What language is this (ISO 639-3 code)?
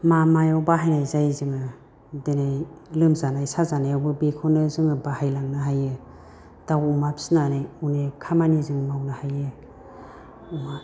brx